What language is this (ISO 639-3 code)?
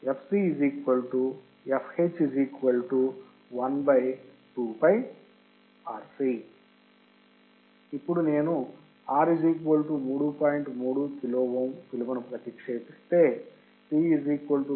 tel